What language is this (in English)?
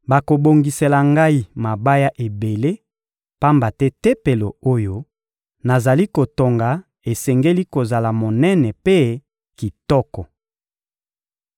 Lingala